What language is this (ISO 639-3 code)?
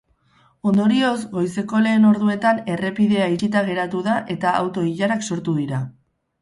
eus